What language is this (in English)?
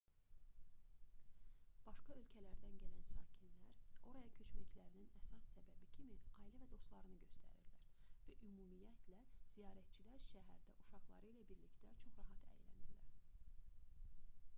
Azerbaijani